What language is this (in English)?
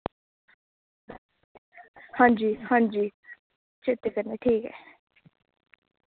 Dogri